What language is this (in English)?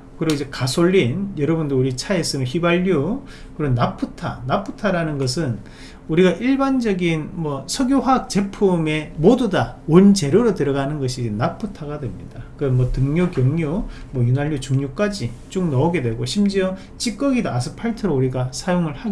Korean